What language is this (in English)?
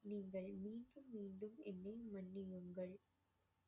Tamil